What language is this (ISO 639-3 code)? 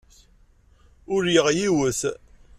kab